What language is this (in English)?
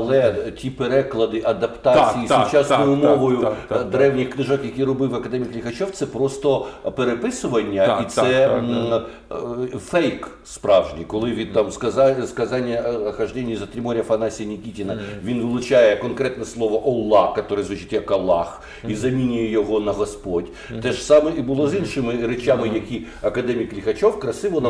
Ukrainian